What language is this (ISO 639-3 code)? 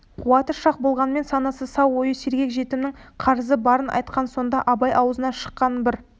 kaz